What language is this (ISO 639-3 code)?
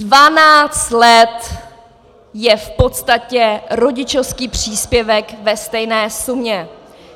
ces